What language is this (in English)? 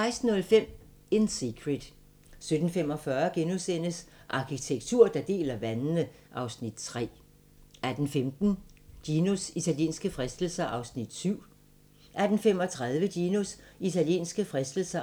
Danish